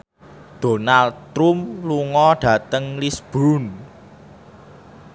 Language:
Javanese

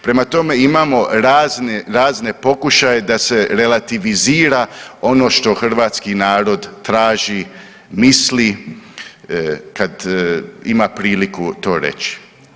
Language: Croatian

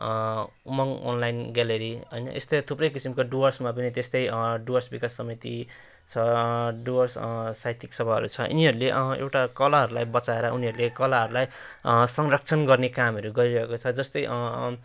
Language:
Nepali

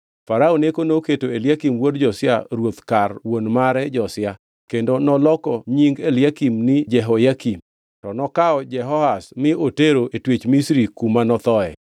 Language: Luo (Kenya and Tanzania)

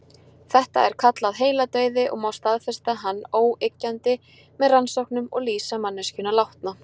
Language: Icelandic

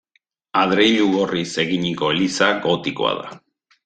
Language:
Basque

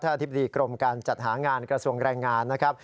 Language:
Thai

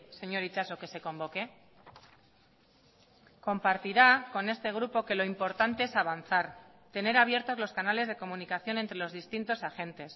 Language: Spanish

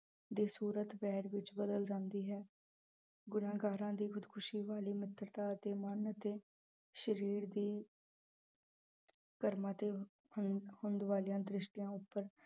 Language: Punjabi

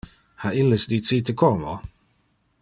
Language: Interlingua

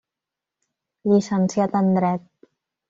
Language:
Catalan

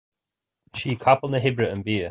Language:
Irish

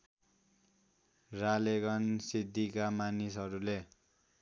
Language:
Nepali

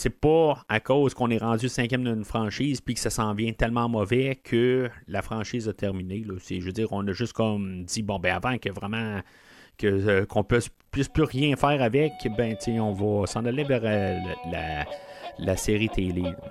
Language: French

